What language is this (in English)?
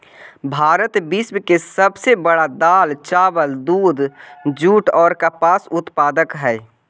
Magahi